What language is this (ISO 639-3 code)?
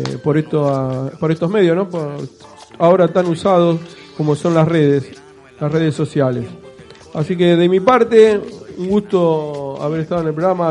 spa